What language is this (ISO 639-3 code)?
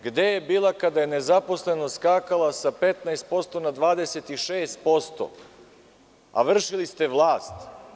srp